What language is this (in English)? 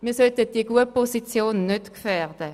Swiss German